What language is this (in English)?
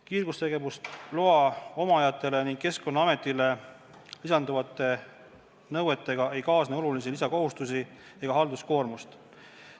Estonian